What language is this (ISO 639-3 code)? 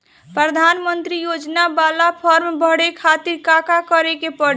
bho